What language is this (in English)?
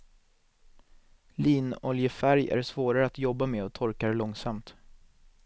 Swedish